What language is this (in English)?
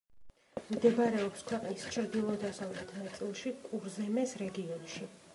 Georgian